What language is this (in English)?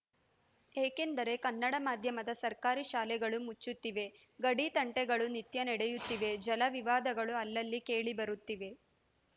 Kannada